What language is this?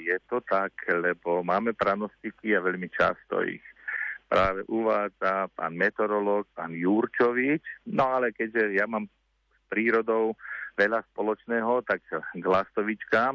Slovak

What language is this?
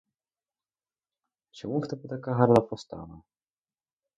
Ukrainian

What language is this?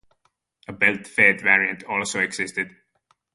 English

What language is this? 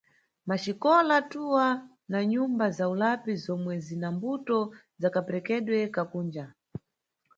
Nyungwe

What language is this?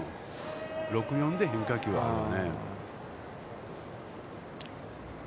Japanese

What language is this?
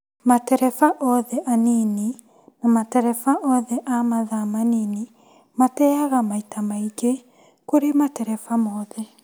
Kikuyu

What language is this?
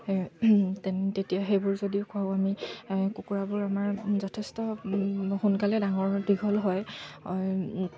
Assamese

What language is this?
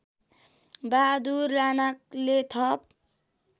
Nepali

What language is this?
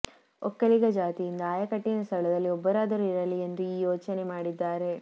Kannada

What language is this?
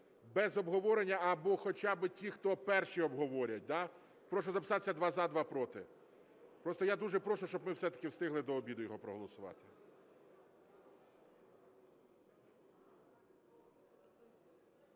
Ukrainian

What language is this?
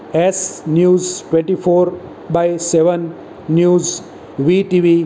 Gujarati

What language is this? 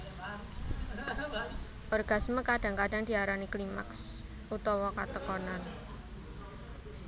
Javanese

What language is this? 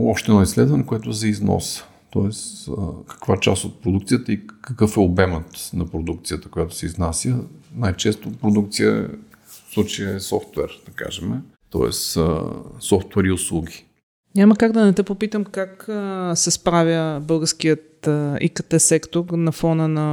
Bulgarian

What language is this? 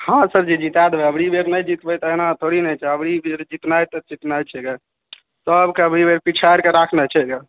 Maithili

